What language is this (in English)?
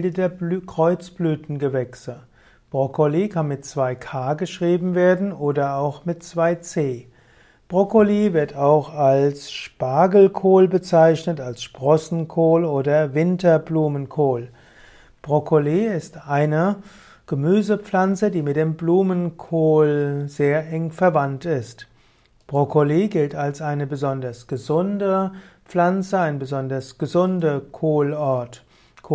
German